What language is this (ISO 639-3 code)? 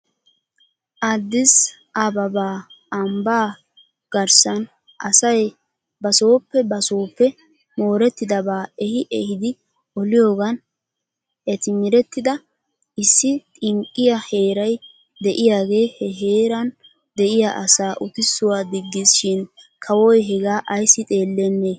wal